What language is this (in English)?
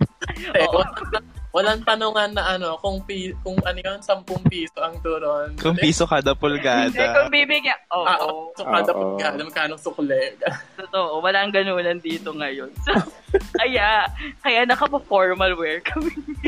Filipino